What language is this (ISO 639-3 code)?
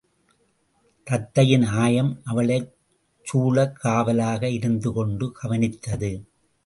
tam